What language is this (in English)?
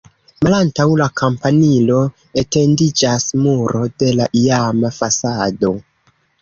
Esperanto